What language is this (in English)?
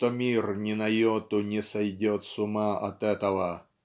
Russian